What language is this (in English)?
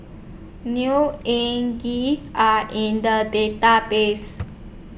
English